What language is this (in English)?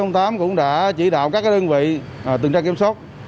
Vietnamese